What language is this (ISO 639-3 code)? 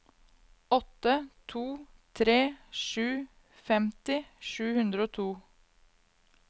nor